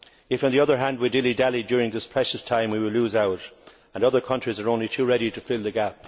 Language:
English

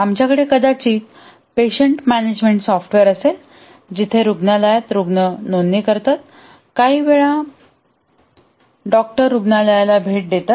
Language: Marathi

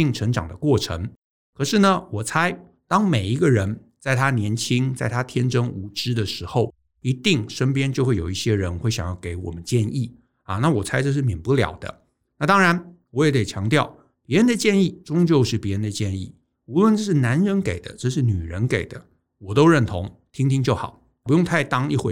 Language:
Chinese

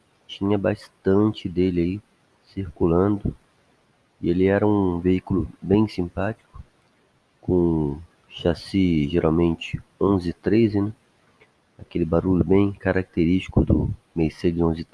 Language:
Portuguese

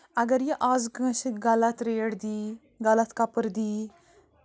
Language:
Kashmiri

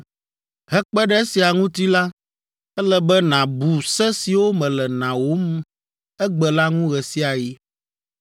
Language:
Ewe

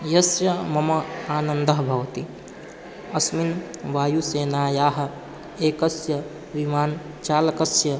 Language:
Sanskrit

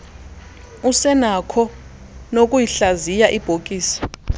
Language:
Xhosa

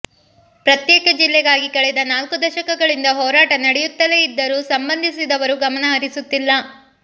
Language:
Kannada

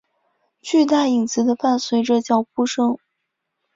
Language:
Chinese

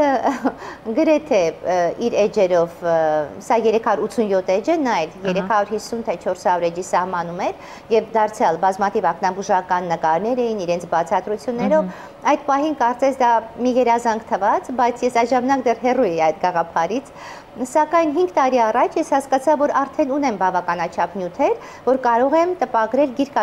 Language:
Turkish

